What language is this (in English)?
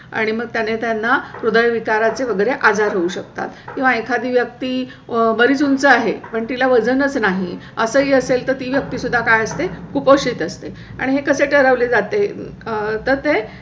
Marathi